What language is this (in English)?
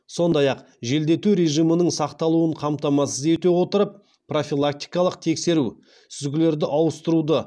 Kazakh